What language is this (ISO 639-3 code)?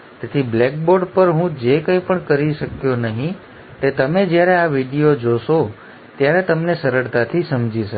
guj